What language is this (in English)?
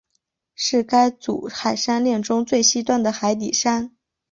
Chinese